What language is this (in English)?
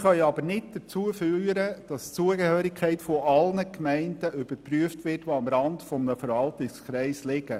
Swiss German